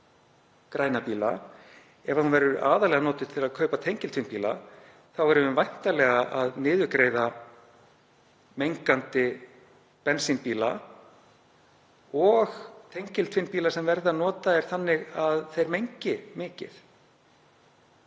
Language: Icelandic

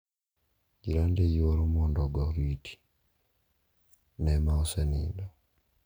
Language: Luo (Kenya and Tanzania)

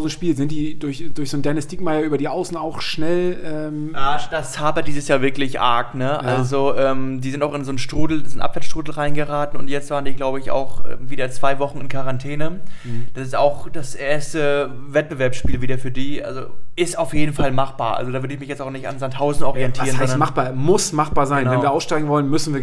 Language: German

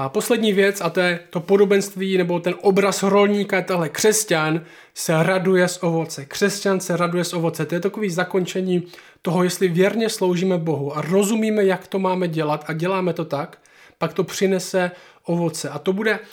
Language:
Czech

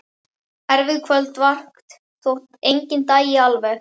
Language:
Icelandic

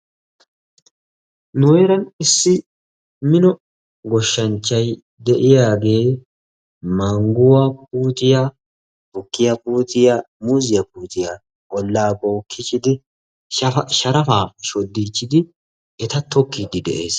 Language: Wolaytta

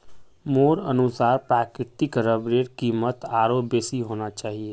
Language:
Magahi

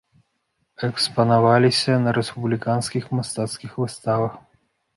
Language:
Belarusian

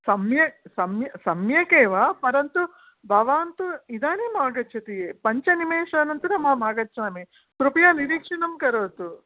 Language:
Sanskrit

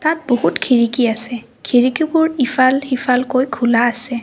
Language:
Assamese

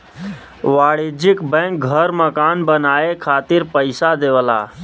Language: Bhojpuri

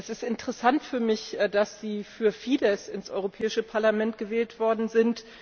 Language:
German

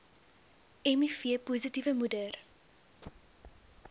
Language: Afrikaans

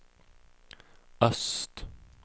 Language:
Swedish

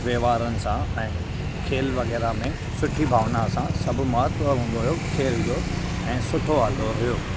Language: Sindhi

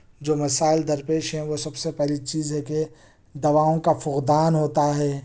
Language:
Urdu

